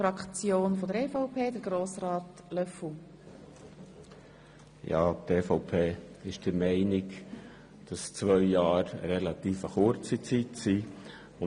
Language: Swiss German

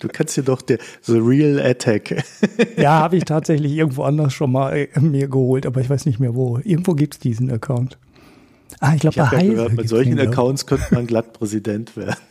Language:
German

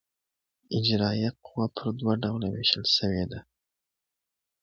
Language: Pashto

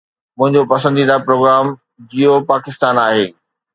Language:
Sindhi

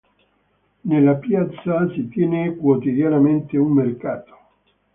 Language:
Italian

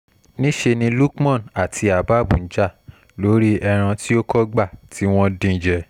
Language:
Yoruba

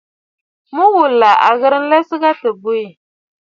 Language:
Bafut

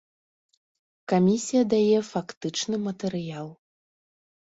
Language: Belarusian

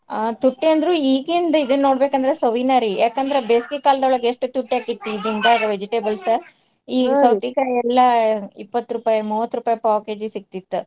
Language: Kannada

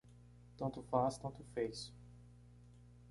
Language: Portuguese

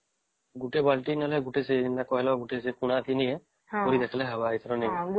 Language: Odia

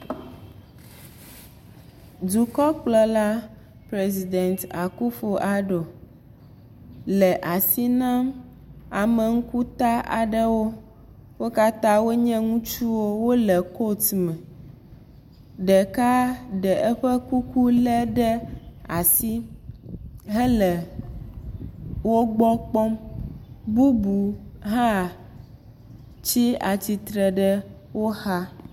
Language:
Ewe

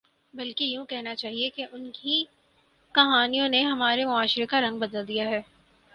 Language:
Urdu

